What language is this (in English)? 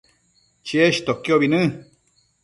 Matsés